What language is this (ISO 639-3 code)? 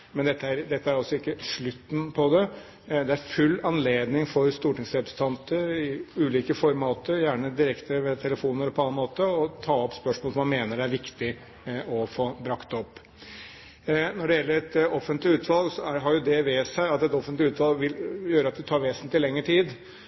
nob